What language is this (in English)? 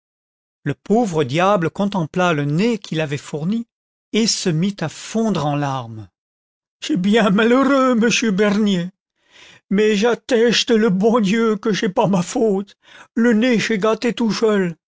French